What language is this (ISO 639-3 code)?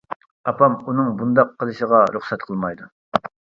uig